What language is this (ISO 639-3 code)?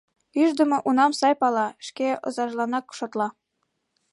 chm